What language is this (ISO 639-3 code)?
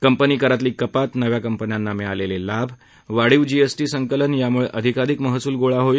mar